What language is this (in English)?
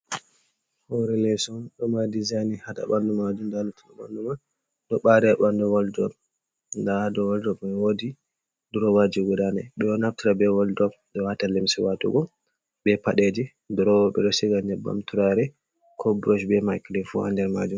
Fula